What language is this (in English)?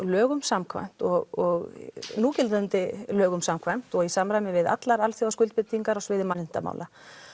Icelandic